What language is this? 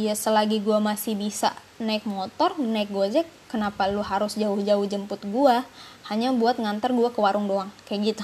Indonesian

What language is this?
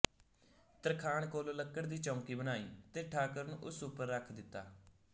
Punjabi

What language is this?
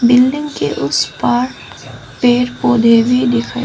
Hindi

